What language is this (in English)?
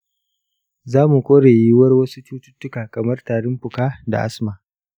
Hausa